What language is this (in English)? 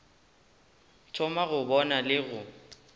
Northern Sotho